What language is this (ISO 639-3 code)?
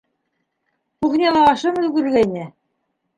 bak